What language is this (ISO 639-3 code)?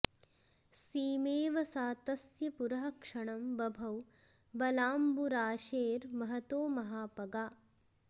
san